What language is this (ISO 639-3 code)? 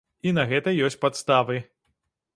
bel